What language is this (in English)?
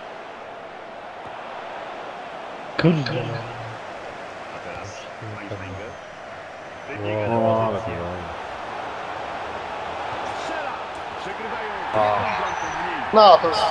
Polish